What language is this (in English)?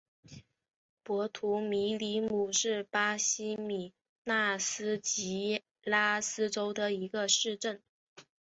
Chinese